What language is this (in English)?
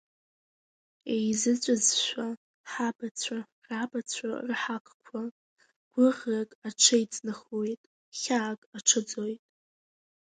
Abkhazian